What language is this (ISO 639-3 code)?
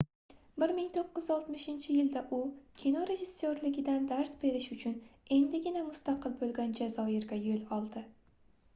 uzb